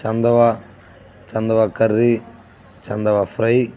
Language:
Telugu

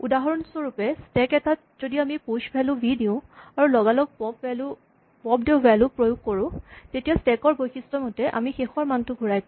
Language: Assamese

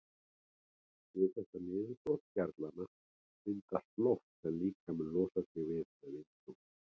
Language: Icelandic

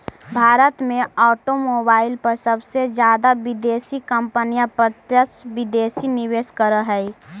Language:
Magahi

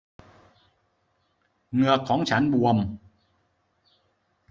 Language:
Thai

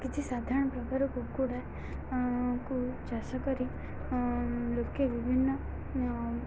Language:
Odia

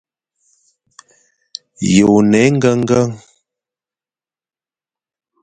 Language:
Fang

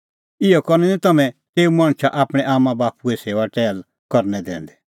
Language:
Kullu Pahari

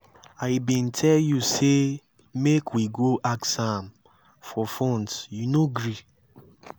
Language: Nigerian Pidgin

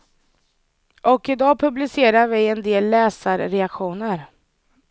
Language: Swedish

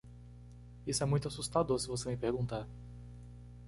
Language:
Portuguese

